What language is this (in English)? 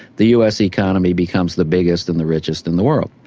English